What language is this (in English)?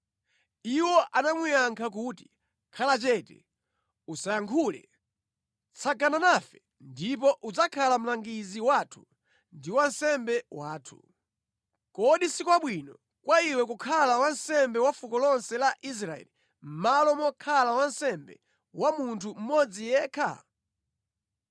Nyanja